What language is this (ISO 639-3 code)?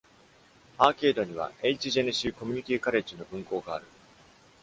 jpn